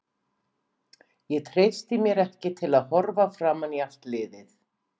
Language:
Icelandic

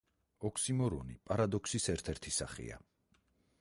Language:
Georgian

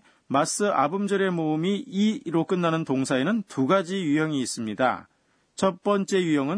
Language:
Korean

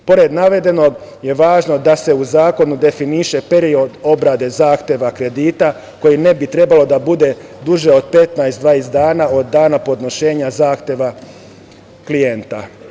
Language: Serbian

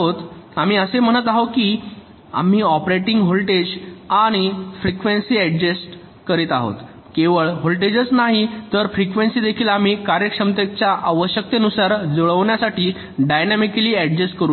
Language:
Marathi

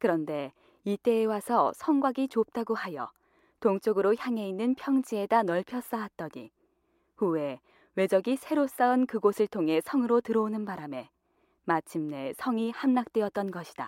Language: Korean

